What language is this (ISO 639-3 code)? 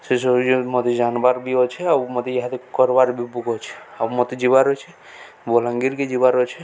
ori